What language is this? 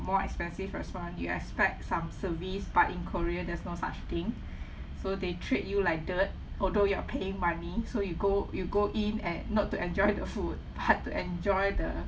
English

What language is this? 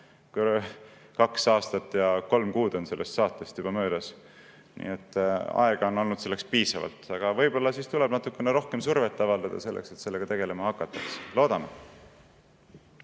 Estonian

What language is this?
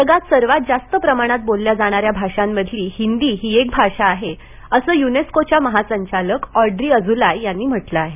Marathi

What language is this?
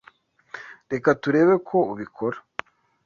Kinyarwanda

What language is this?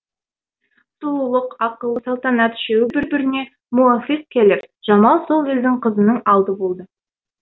Kazakh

